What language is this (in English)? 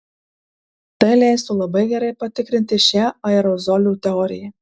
Lithuanian